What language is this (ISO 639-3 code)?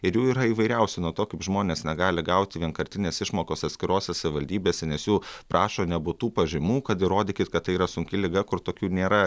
lit